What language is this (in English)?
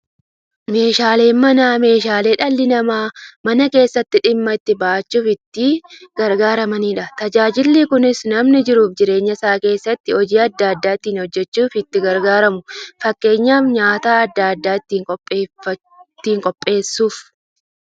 Oromo